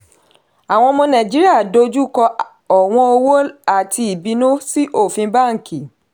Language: Yoruba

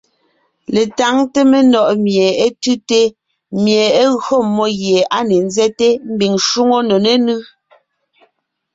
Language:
Ngiemboon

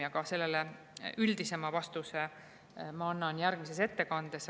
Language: Estonian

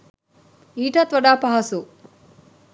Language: Sinhala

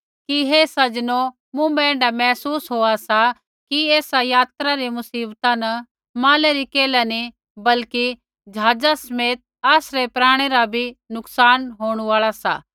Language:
Kullu Pahari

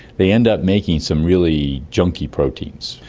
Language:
English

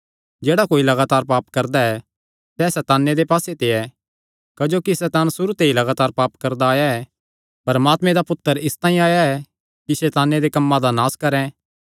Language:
Kangri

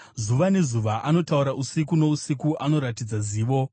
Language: Shona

